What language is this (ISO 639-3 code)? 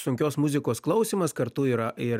lit